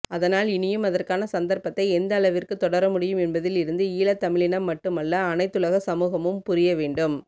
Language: Tamil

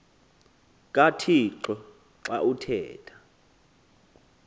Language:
Xhosa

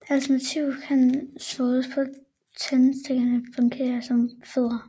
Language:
Danish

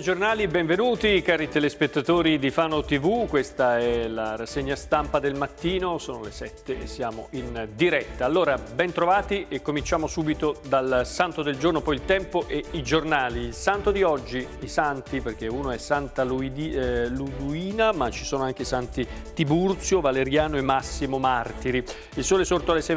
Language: Italian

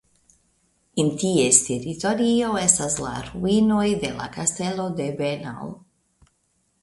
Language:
Esperanto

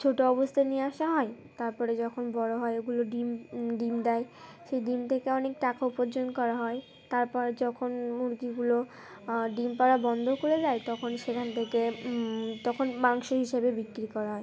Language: Bangla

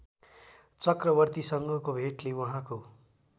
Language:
Nepali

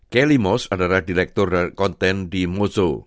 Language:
Indonesian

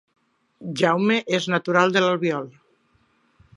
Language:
Catalan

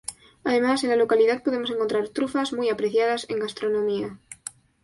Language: Spanish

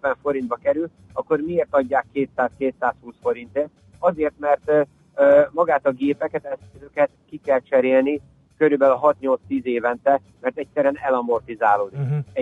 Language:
Hungarian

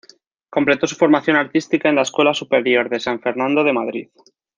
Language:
Spanish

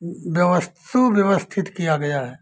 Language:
Hindi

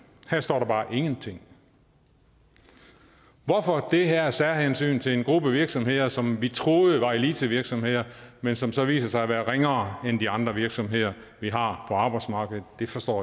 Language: Danish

